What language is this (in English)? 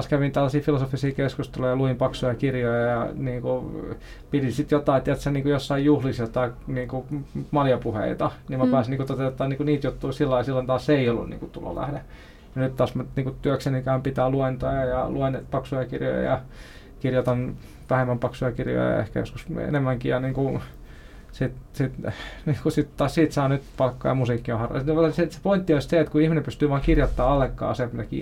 Finnish